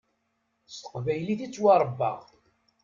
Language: Kabyle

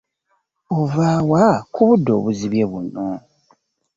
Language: Ganda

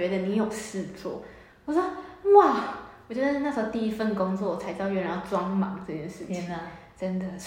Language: Chinese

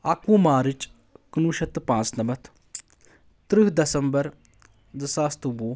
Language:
Kashmiri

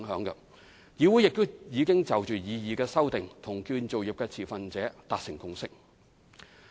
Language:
Cantonese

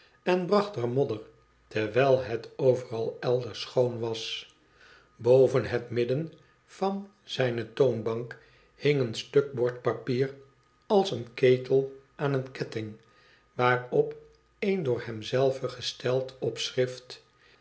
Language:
Dutch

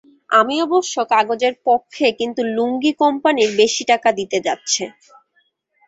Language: Bangla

